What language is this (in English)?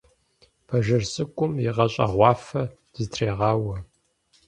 Kabardian